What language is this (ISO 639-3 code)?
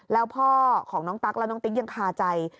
tha